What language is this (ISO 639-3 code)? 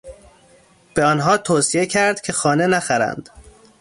fas